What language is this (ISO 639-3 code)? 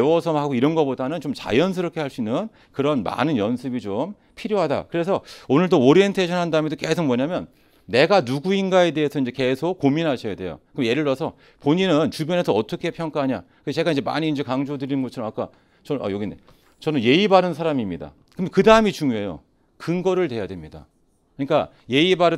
kor